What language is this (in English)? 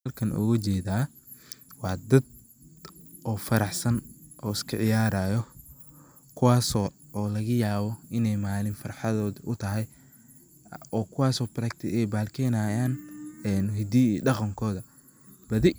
Somali